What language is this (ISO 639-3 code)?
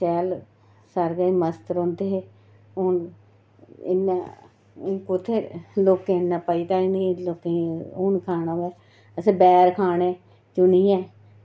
doi